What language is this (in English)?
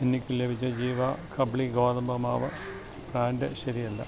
Malayalam